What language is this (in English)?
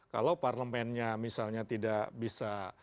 Indonesian